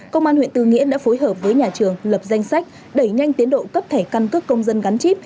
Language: Vietnamese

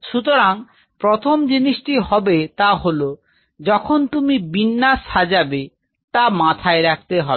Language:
Bangla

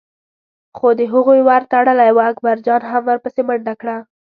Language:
Pashto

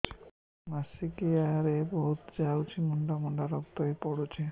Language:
Odia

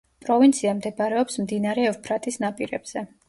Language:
Georgian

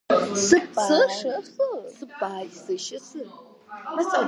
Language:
Georgian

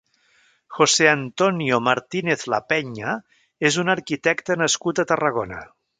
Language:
Catalan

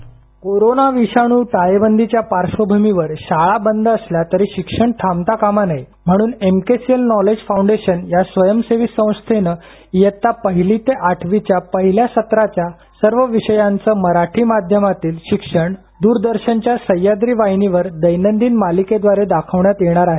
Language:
Marathi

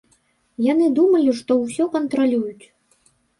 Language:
Belarusian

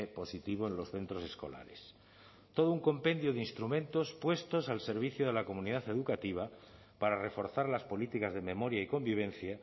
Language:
Spanish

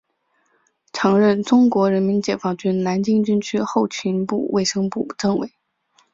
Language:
Chinese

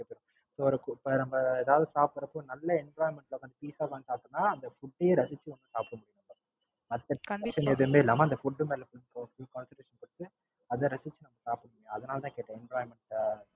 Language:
Tamil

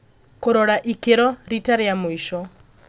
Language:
Kikuyu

